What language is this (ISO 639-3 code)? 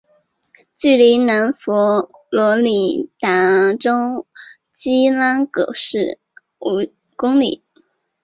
zho